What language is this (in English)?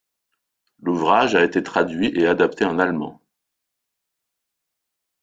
French